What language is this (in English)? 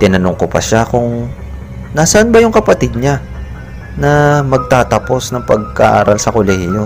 Filipino